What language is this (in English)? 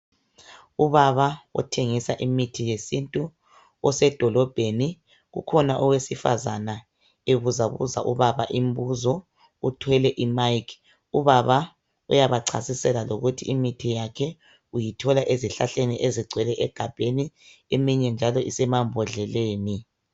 North Ndebele